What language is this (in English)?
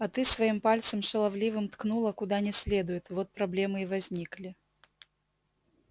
Russian